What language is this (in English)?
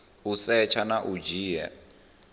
Venda